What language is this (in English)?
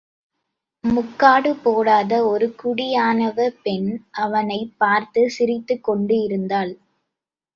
Tamil